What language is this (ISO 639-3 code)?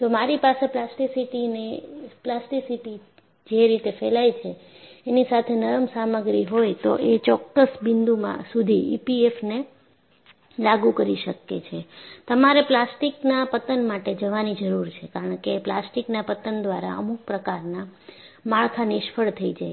guj